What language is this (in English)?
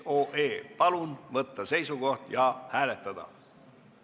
Estonian